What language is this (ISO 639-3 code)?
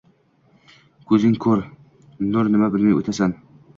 uzb